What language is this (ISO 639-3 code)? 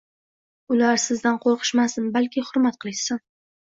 uzb